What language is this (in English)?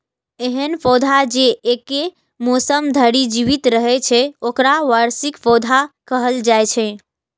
Maithili